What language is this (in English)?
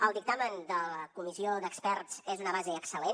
Catalan